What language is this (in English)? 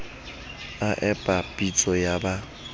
Southern Sotho